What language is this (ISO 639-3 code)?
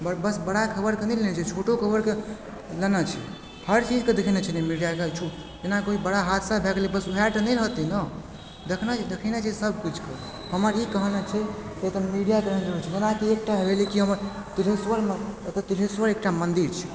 mai